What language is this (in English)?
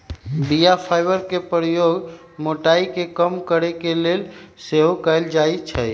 Magahi